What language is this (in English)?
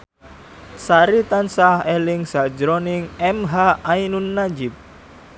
Javanese